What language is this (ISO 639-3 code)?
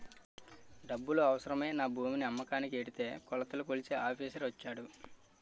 tel